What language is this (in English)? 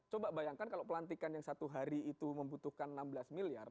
Indonesian